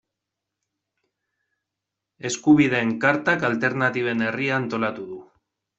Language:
Basque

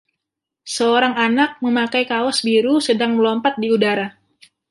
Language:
Indonesian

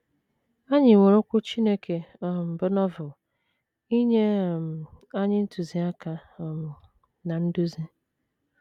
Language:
Igbo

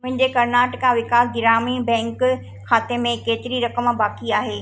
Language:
Sindhi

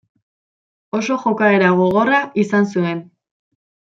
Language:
Basque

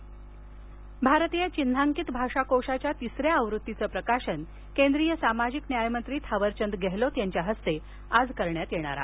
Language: Marathi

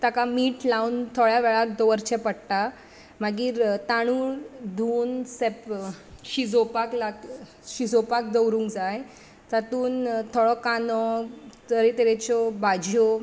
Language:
Konkani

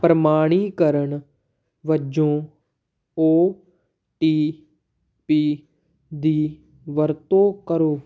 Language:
Punjabi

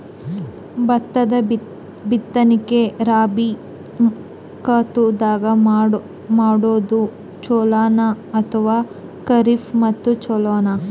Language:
Kannada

